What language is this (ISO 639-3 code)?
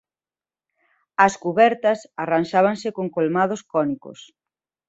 glg